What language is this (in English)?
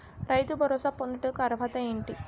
Telugu